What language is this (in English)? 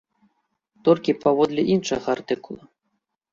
Belarusian